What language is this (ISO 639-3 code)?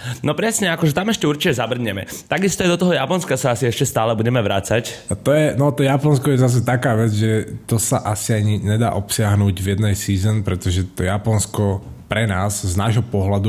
slk